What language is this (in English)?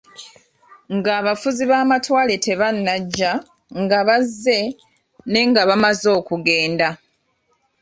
Ganda